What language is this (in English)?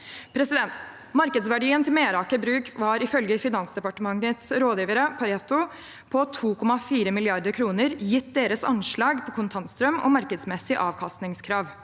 Norwegian